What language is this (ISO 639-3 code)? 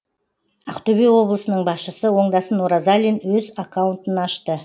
kaz